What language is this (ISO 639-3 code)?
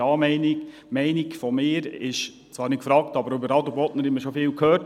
gsw